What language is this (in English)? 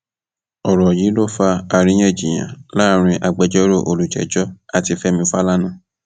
Yoruba